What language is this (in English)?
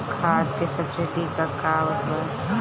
Bhojpuri